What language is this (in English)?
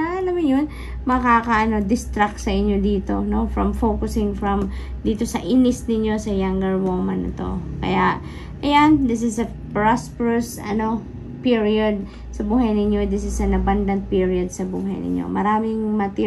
Filipino